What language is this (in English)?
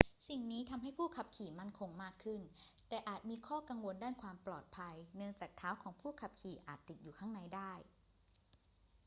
Thai